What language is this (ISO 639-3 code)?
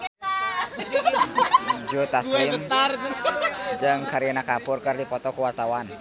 sun